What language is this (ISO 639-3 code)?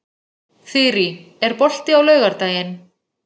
isl